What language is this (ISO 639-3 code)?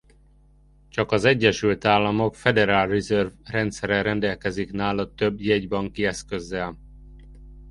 hun